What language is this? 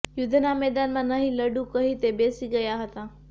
Gujarati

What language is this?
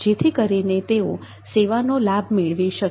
Gujarati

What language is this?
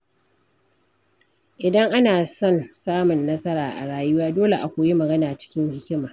Hausa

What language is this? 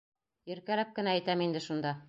Bashkir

